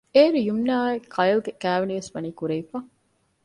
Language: Divehi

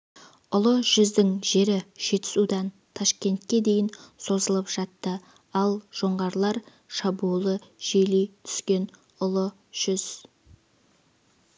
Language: Kazakh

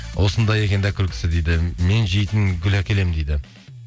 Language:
Kazakh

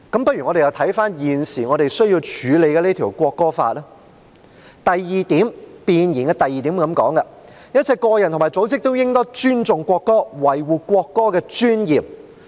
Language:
Cantonese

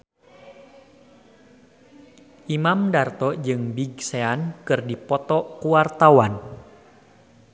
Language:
Sundanese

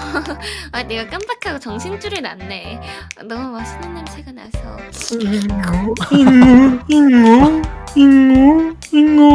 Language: Korean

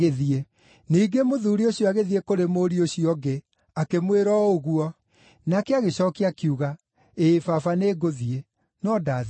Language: Kikuyu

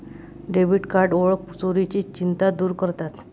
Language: Marathi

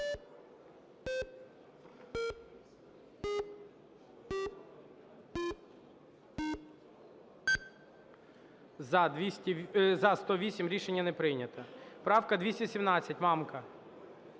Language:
Ukrainian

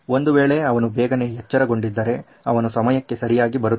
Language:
Kannada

